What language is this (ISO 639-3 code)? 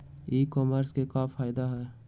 mag